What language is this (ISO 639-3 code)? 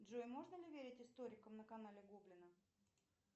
rus